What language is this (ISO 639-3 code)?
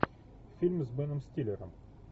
rus